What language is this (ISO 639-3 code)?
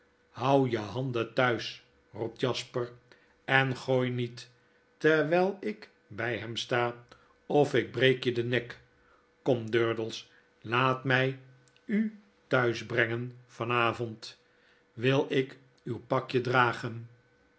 nld